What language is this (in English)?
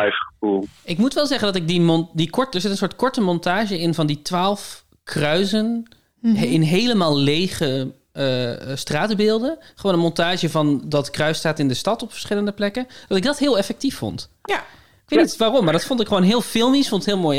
Dutch